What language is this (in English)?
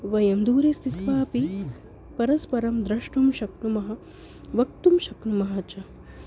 Sanskrit